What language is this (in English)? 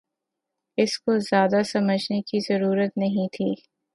Urdu